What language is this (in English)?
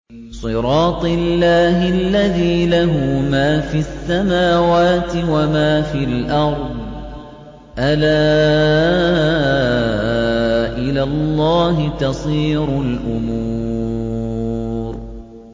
Arabic